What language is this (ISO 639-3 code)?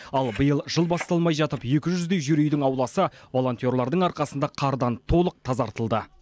kaz